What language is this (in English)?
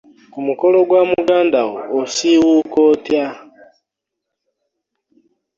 Ganda